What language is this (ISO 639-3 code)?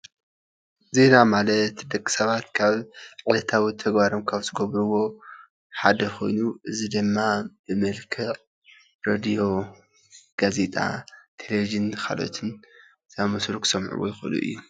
tir